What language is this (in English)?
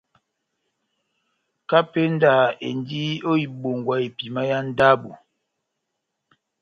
Batanga